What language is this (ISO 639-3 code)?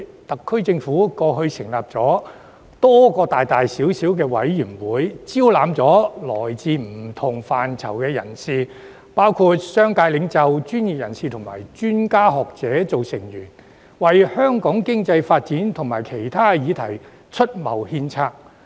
yue